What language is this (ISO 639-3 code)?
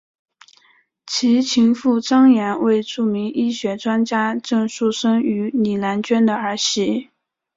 zho